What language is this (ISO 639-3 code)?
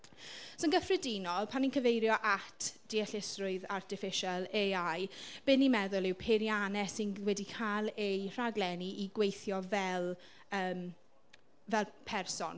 cym